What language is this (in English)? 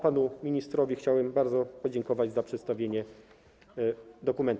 Polish